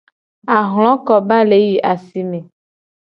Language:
Gen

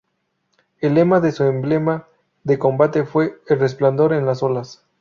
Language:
Spanish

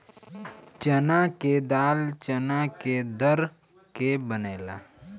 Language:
Bhojpuri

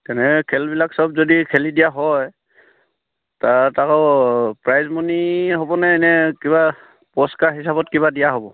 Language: Assamese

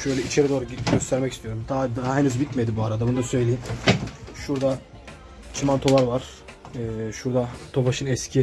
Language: Turkish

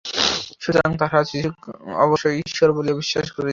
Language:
Bangla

